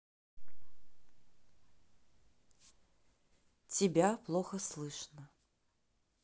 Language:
Russian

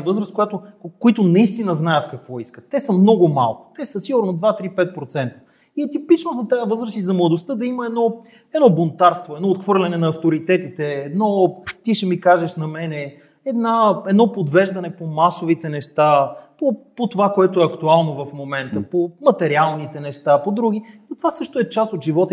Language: Bulgarian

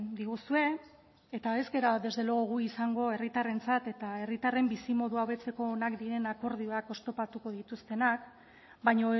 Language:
Basque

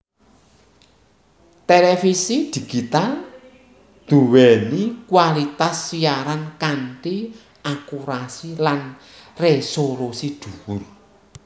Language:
Javanese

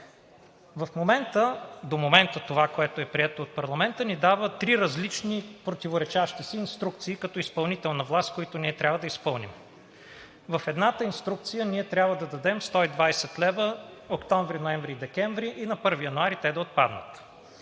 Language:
Bulgarian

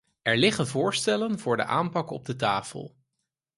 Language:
Dutch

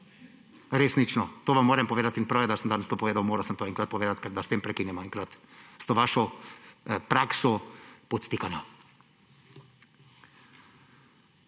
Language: Slovenian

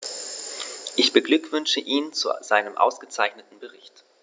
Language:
German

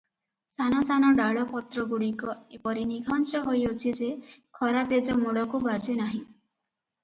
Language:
Odia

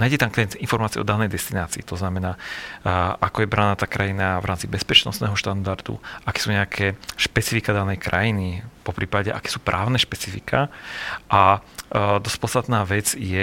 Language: Slovak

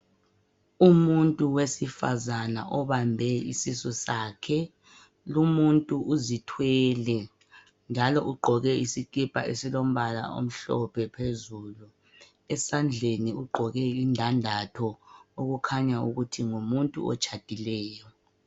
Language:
North Ndebele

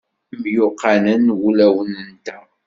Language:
Kabyle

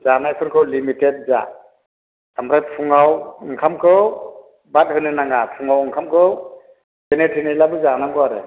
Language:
Bodo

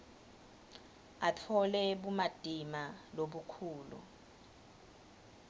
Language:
Swati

